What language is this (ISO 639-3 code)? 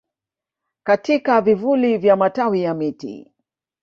swa